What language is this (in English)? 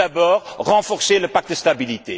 French